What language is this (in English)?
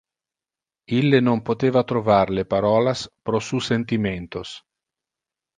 Interlingua